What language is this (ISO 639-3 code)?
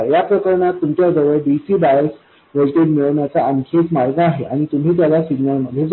mar